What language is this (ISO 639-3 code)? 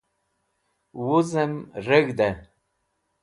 wbl